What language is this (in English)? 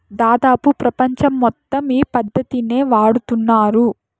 Telugu